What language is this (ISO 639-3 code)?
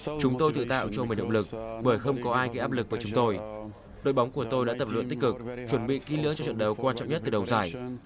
vie